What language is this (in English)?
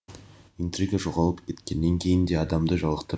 Kazakh